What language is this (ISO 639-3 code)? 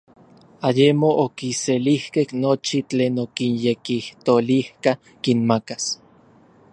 nlv